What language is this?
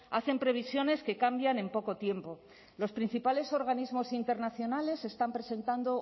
Spanish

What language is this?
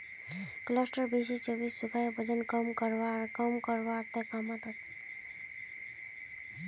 Magahi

